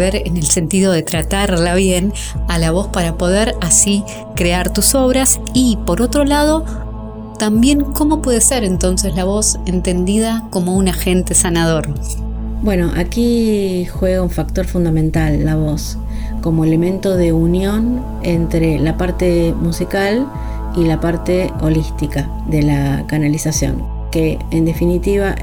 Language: Spanish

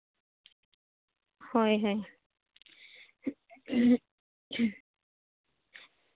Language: Santali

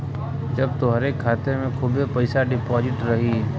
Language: Bhojpuri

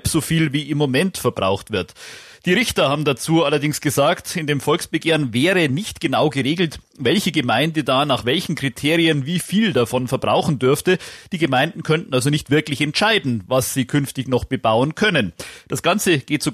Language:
German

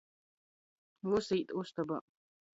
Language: Latgalian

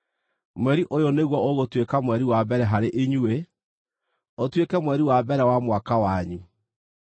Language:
Kikuyu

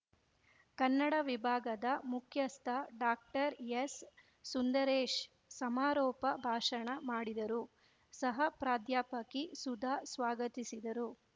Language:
Kannada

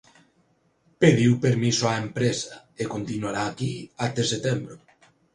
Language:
Galician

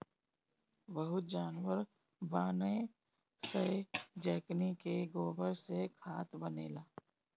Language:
Bhojpuri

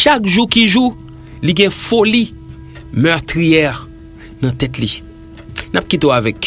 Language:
French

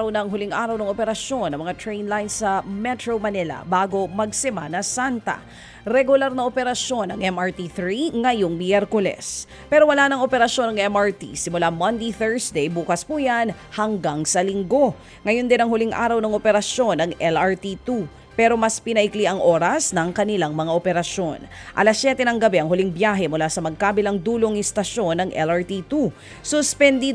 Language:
Filipino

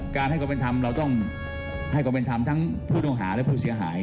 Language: Thai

